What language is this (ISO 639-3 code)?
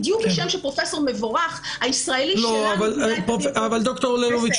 heb